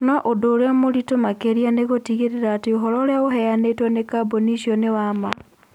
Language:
Kikuyu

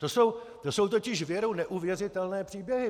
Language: Czech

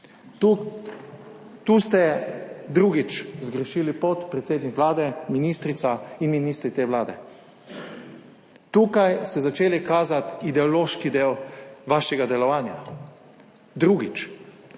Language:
Slovenian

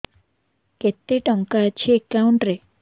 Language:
Odia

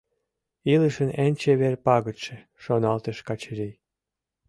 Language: Mari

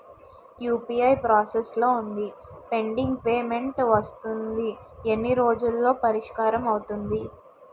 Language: Telugu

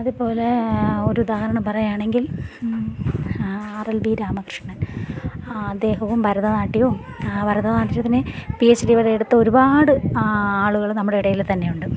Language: Malayalam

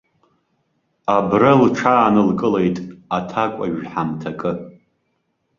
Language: Abkhazian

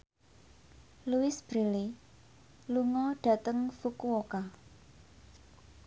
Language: Javanese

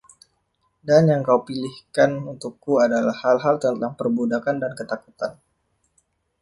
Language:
Indonesian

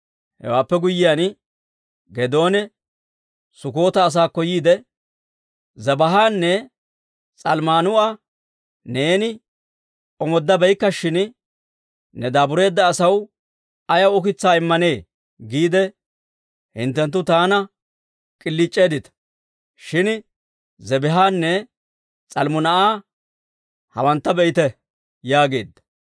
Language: Dawro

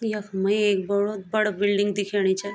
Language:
Garhwali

